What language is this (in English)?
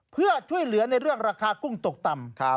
Thai